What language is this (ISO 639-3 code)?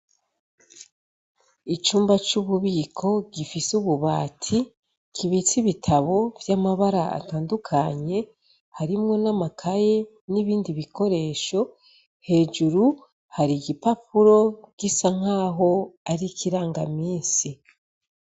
run